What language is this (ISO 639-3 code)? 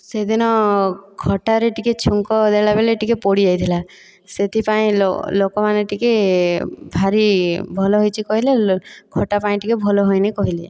ori